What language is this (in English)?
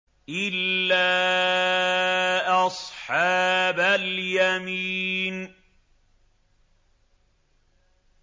Arabic